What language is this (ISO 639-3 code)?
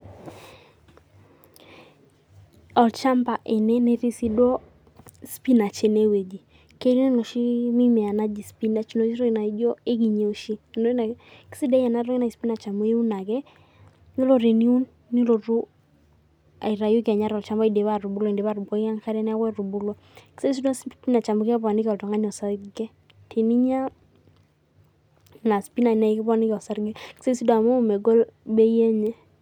mas